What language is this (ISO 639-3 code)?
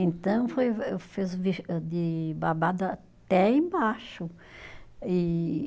por